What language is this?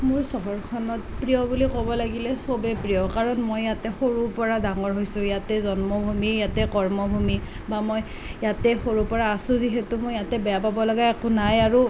Assamese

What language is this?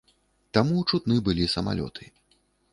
Belarusian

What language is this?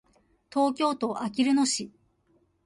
Japanese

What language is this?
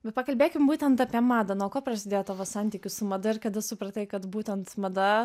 Lithuanian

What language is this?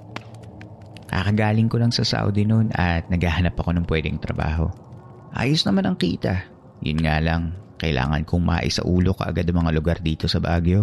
Filipino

